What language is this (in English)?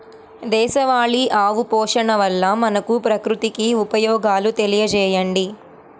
Telugu